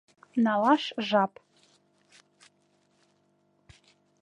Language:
Mari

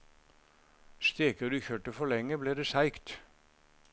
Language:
Norwegian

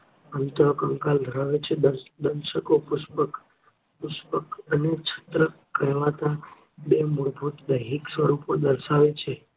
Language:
Gujarati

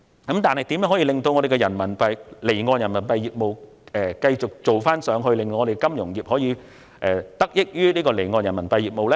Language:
Cantonese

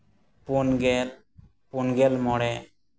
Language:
Santali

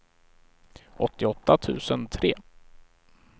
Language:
Swedish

